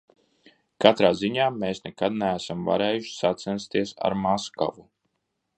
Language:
Latvian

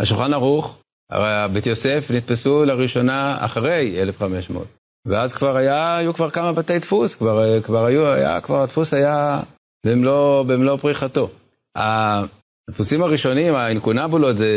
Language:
Hebrew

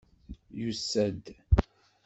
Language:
Kabyle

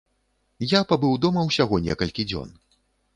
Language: Belarusian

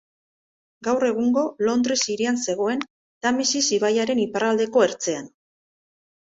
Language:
Basque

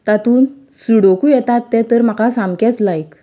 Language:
Konkani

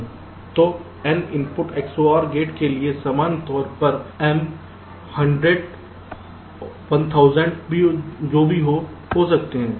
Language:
Hindi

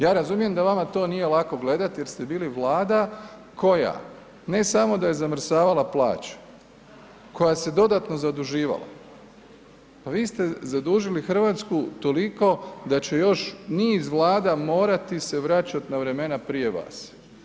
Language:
Croatian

